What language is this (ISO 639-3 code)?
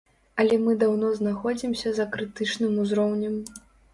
bel